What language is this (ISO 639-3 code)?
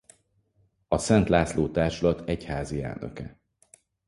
hun